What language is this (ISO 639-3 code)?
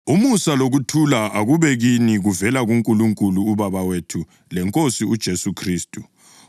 nde